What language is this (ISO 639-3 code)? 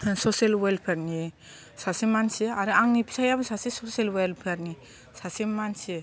brx